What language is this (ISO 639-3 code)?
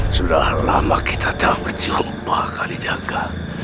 ind